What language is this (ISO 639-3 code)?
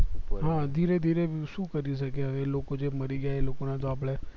guj